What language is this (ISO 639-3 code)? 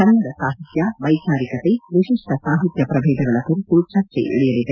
kan